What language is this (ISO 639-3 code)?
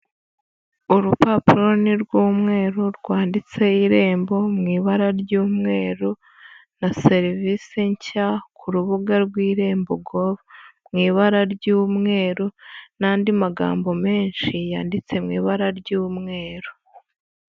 kin